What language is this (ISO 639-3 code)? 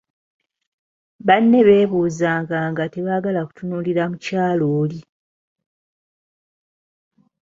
lug